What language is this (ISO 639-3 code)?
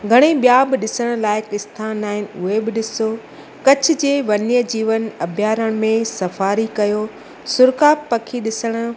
snd